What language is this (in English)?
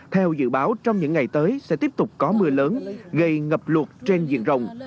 Vietnamese